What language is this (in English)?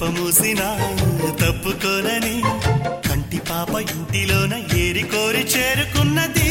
Telugu